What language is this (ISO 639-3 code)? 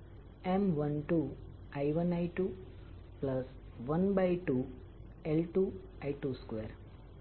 guj